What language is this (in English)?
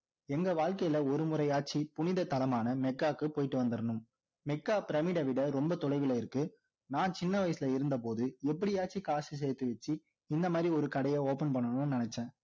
Tamil